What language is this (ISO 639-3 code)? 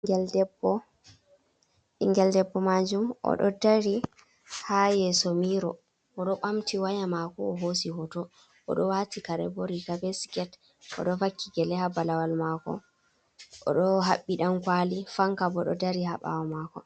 ful